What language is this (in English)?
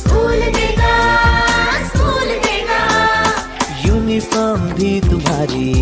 Hindi